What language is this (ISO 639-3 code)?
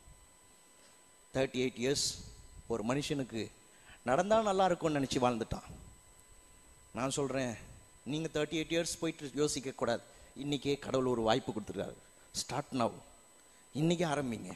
tam